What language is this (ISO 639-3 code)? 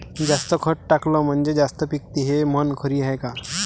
mar